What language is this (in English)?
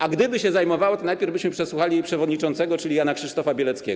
Polish